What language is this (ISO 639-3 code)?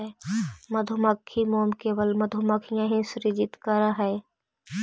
mag